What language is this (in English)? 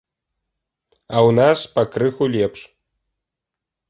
Belarusian